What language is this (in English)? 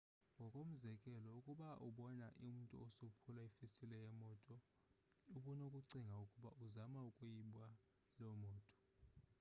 Xhosa